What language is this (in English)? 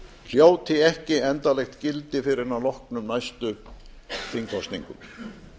Icelandic